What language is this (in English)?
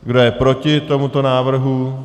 Czech